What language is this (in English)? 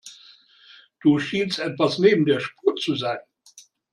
German